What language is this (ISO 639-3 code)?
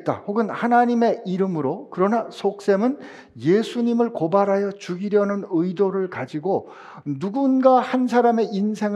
kor